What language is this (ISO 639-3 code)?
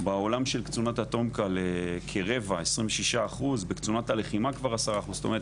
heb